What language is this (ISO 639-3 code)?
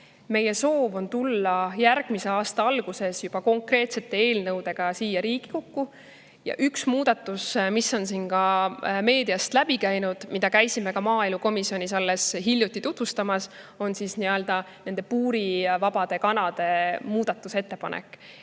est